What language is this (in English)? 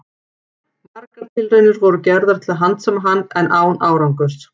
Icelandic